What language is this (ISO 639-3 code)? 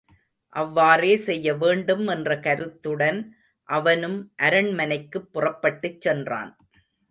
tam